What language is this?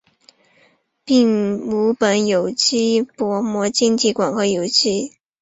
Chinese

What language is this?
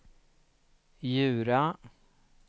Swedish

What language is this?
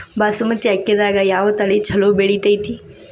Kannada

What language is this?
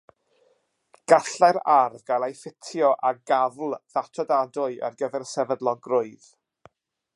Welsh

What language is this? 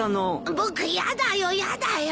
Japanese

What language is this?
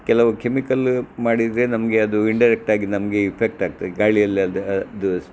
Kannada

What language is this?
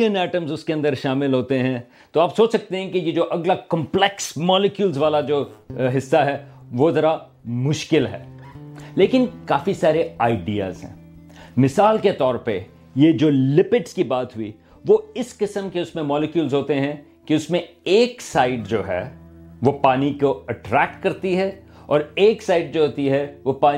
Urdu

